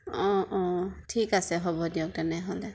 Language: Assamese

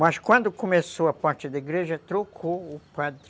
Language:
Portuguese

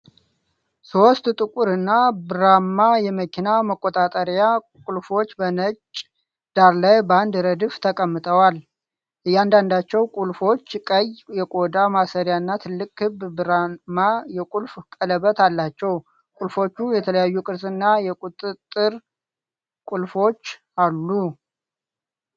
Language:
Amharic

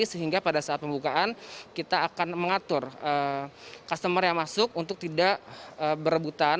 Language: Indonesian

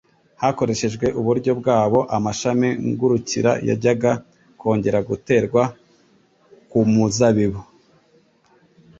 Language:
Kinyarwanda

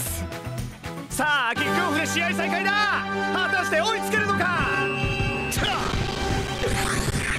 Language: Japanese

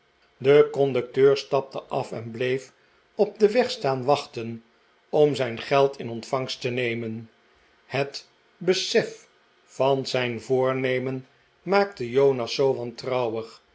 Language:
Dutch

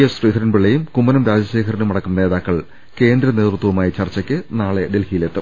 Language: Malayalam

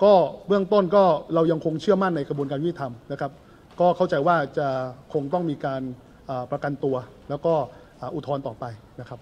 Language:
Thai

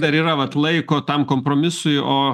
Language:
Lithuanian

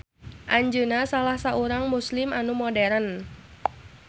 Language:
Sundanese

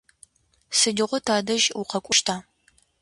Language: Adyghe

